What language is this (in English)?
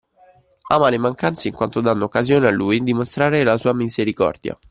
Italian